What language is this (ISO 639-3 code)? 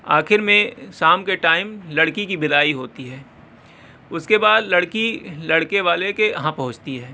urd